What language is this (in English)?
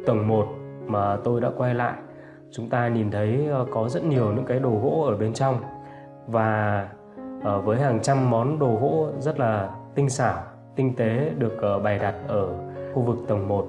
Vietnamese